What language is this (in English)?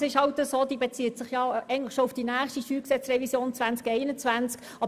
Swiss German